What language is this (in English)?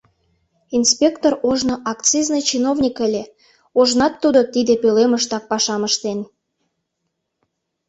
Mari